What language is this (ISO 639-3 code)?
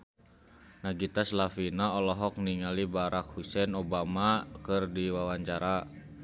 sun